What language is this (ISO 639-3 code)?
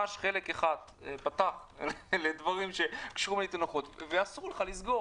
heb